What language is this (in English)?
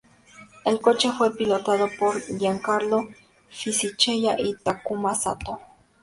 Spanish